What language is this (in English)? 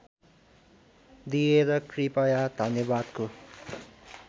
Nepali